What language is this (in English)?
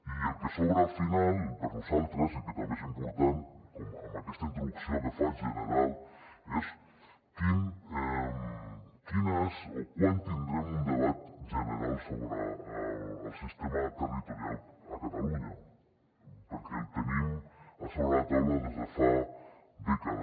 Catalan